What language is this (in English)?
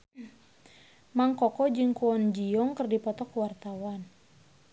Sundanese